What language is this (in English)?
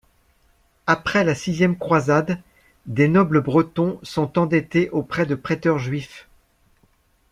French